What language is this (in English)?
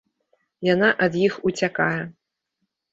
Belarusian